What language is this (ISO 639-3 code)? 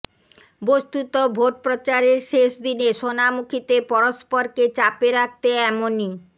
ben